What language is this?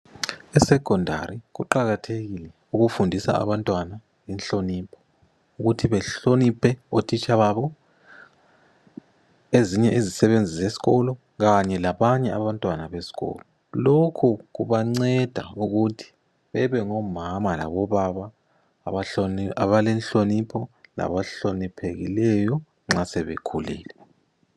North Ndebele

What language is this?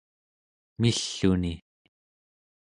Central Yupik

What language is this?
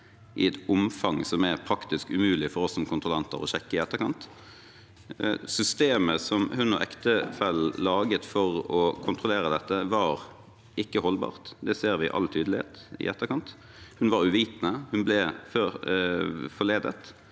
Norwegian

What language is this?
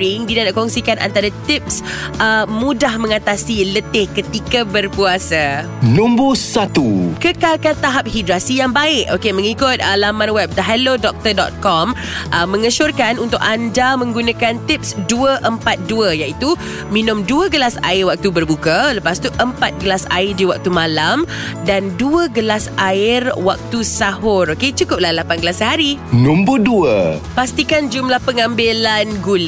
Malay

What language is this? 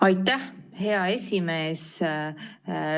Estonian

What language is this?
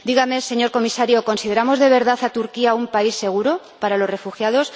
Spanish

